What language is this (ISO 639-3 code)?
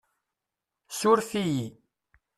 kab